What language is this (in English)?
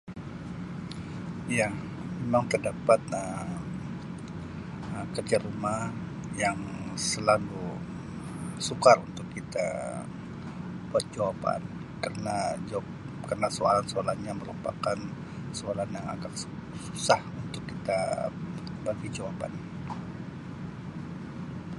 Sabah Malay